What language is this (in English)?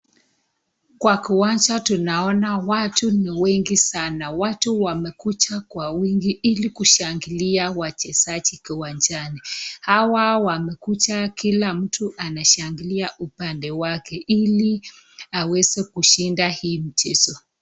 Swahili